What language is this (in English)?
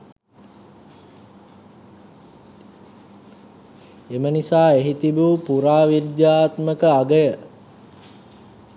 Sinhala